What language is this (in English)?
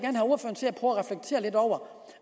Danish